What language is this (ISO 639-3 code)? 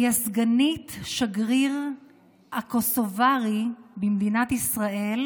heb